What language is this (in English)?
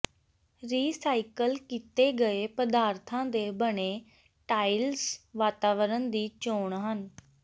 Punjabi